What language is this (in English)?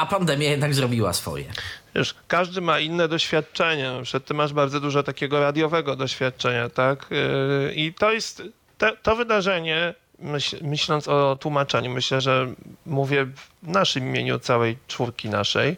Polish